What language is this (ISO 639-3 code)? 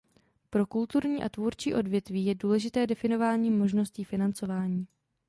ces